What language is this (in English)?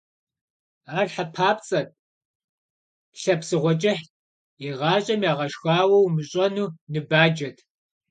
Kabardian